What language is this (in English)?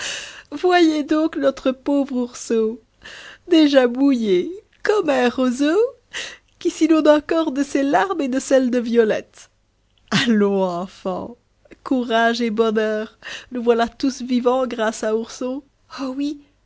French